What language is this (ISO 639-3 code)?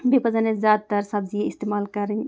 kas